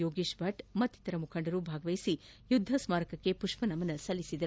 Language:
Kannada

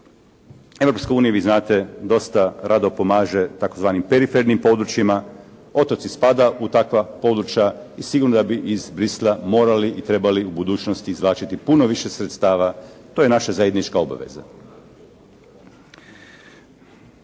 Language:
Croatian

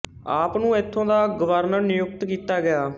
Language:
Punjabi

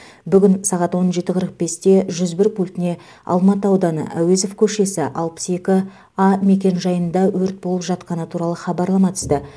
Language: Kazakh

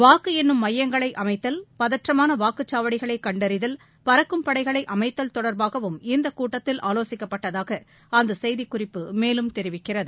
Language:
Tamil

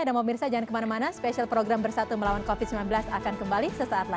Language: Indonesian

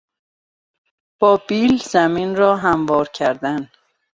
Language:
Persian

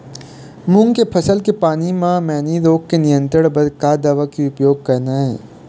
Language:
Chhattisgarhi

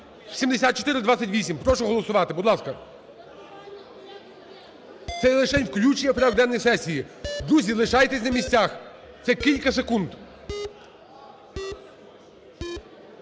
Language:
Ukrainian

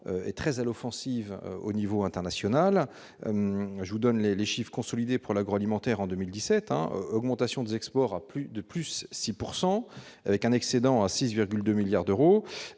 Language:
French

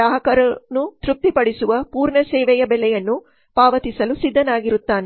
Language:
Kannada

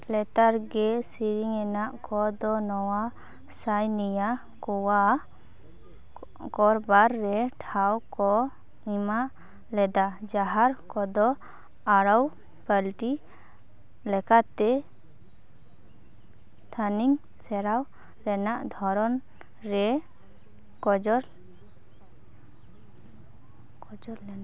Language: Santali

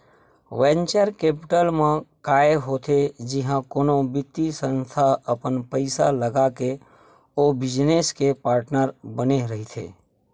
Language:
Chhattisgarhi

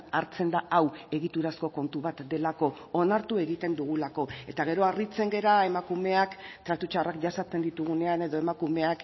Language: Basque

